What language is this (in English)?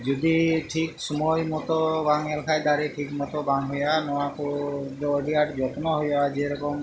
Santali